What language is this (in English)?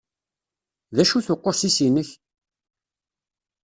Kabyle